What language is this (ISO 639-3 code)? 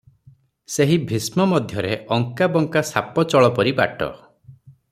ori